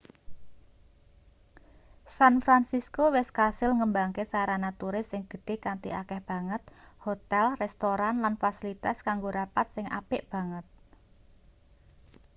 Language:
Javanese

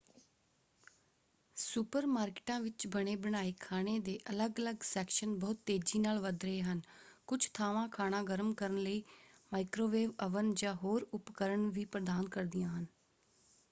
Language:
Punjabi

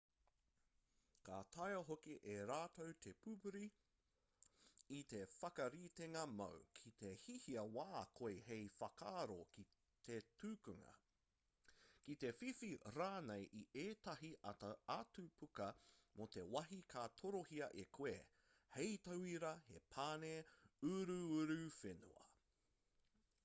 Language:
Māori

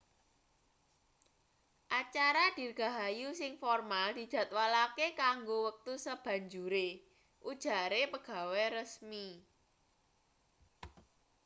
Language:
Javanese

